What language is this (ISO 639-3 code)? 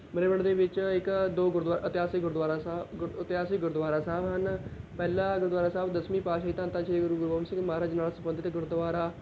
pan